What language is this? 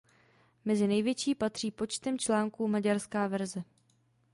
Czech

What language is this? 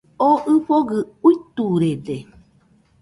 Nüpode Huitoto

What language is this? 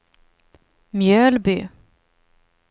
Swedish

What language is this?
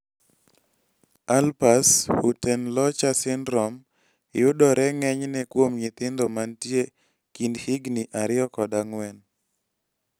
Luo (Kenya and Tanzania)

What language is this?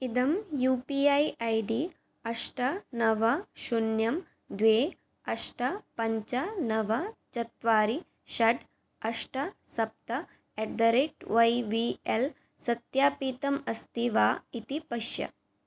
Sanskrit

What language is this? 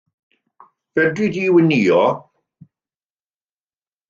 Welsh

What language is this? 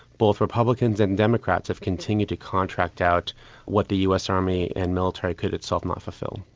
English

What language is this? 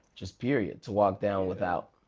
English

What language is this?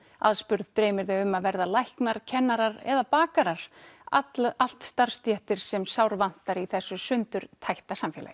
Icelandic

